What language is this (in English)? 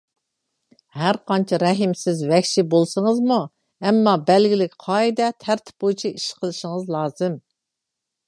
Uyghur